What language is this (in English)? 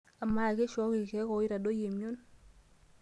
Masai